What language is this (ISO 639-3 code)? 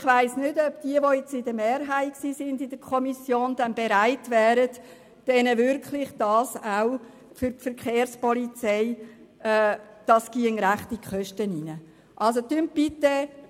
gsw